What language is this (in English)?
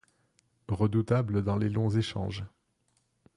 French